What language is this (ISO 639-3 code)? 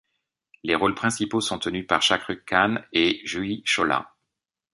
fra